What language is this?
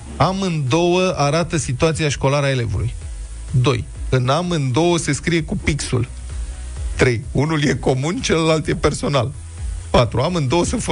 Romanian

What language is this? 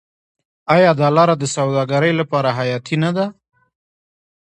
Pashto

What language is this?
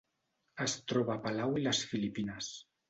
Catalan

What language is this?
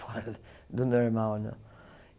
Portuguese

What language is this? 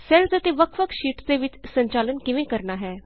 Punjabi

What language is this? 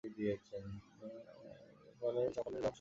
Bangla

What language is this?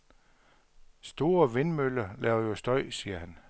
Danish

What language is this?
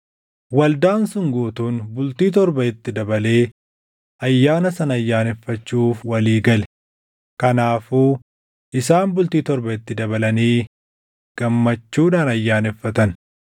Oromo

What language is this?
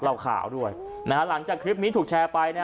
Thai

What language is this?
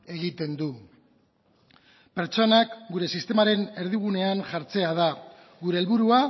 Basque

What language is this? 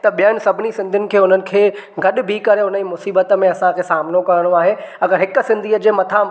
Sindhi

